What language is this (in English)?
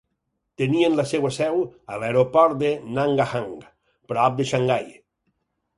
Catalan